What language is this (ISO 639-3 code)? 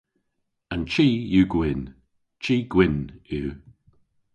cor